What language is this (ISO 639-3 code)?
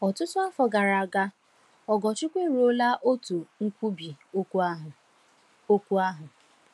ibo